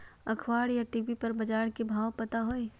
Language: Magahi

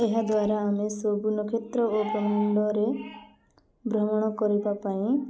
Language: Odia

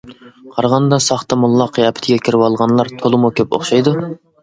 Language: Uyghur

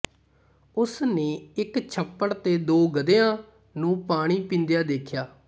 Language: Punjabi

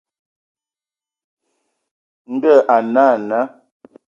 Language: Ewondo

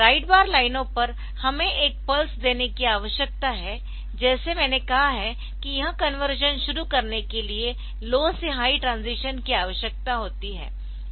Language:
Hindi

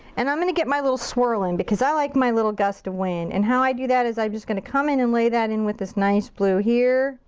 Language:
English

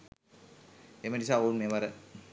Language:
Sinhala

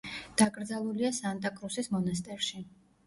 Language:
Georgian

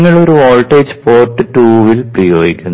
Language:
Malayalam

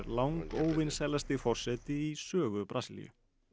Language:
Icelandic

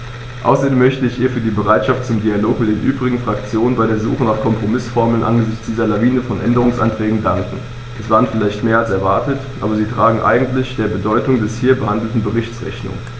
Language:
German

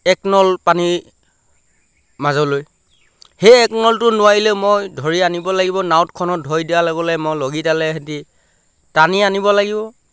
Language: Assamese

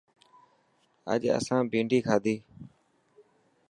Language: Dhatki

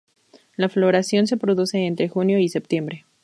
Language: Spanish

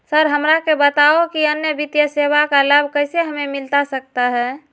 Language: Magahi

